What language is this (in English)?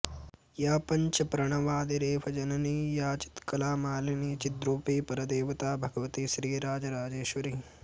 Sanskrit